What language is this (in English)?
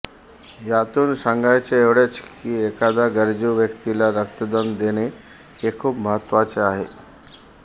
Marathi